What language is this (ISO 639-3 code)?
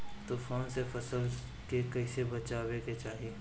bho